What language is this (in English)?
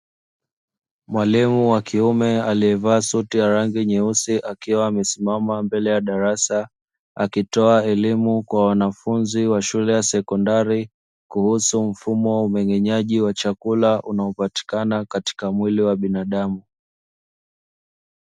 Swahili